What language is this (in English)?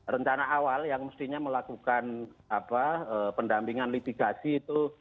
Indonesian